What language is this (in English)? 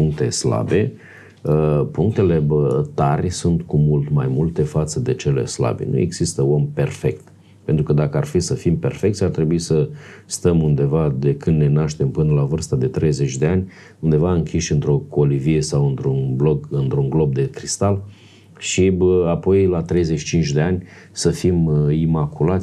Romanian